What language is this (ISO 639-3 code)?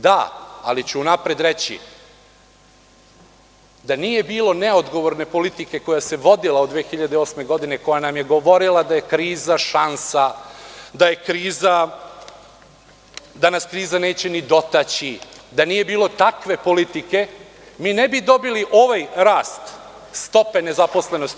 srp